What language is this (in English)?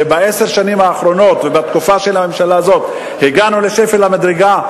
Hebrew